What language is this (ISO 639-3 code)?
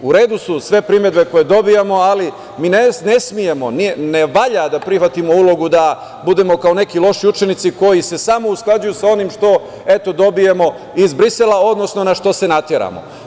srp